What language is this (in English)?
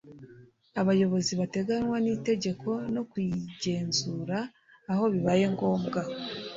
Kinyarwanda